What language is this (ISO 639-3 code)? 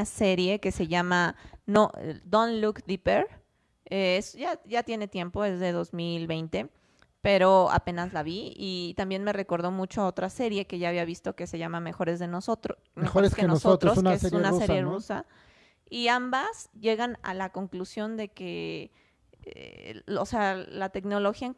spa